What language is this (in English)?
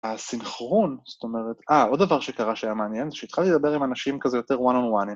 Hebrew